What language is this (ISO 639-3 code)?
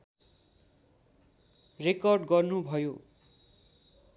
nep